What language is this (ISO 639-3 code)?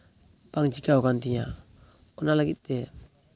sat